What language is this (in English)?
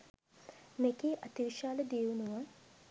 Sinhala